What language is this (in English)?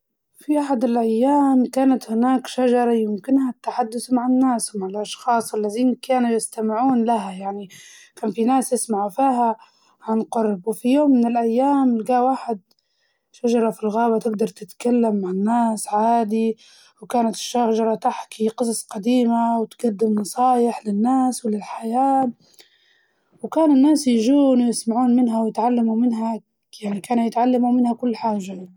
Libyan Arabic